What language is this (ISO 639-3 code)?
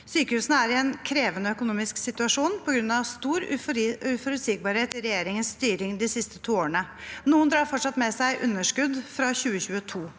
nor